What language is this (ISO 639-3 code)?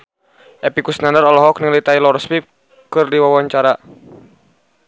sun